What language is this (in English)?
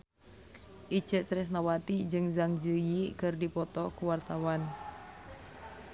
Sundanese